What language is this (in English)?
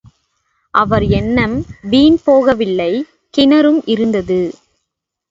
Tamil